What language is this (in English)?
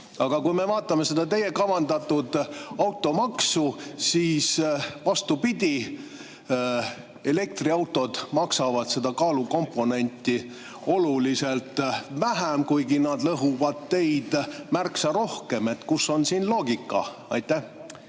Estonian